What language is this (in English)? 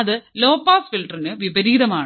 Malayalam